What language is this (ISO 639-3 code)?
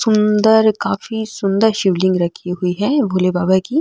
mwr